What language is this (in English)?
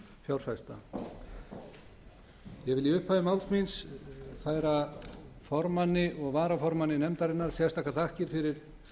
Icelandic